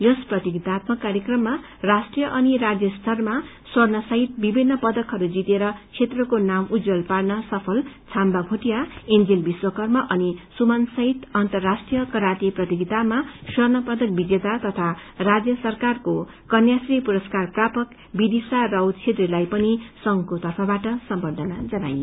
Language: Nepali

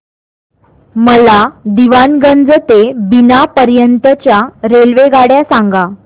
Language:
Marathi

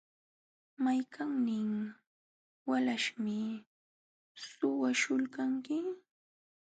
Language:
Jauja Wanca Quechua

